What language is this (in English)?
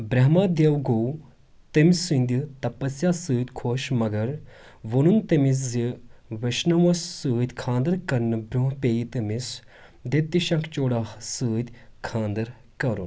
Kashmiri